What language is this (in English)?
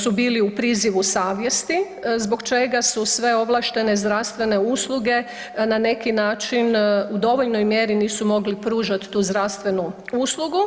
Croatian